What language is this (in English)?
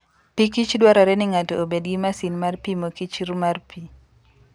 Luo (Kenya and Tanzania)